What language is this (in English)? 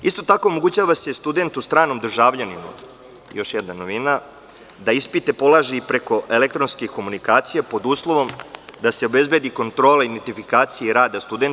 Serbian